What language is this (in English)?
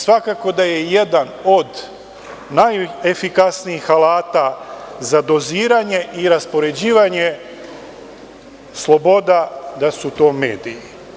Serbian